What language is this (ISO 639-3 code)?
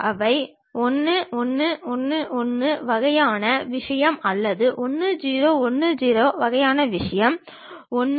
tam